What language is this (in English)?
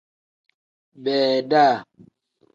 Tem